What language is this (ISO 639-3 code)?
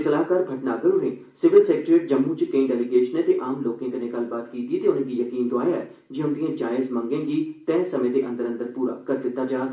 doi